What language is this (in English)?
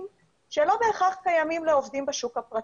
Hebrew